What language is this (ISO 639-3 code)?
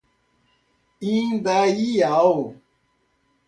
por